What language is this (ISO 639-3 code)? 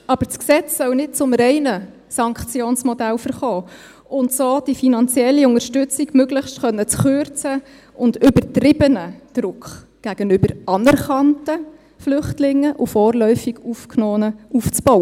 gsw